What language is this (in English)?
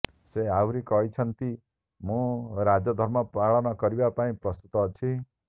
Odia